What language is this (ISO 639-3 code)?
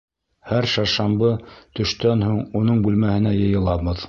bak